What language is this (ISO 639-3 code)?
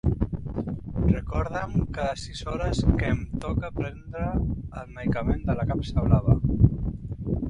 cat